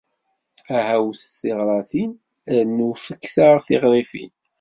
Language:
Kabyle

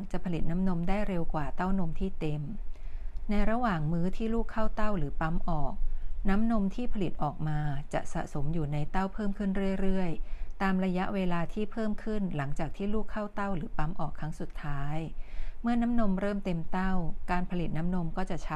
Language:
Thai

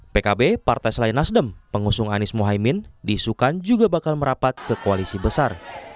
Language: Indonesian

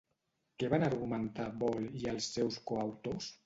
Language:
Catalan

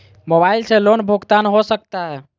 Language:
Magahi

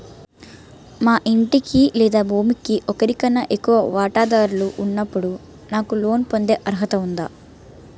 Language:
Telugu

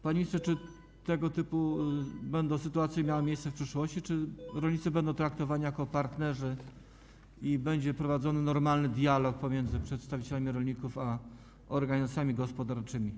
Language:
Polish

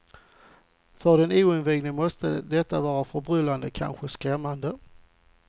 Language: Swedish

